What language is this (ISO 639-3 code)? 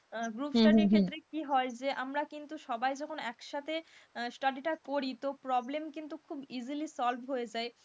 ben